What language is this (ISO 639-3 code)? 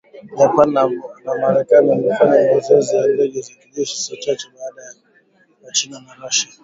swa